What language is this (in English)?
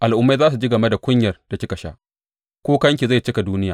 Hausa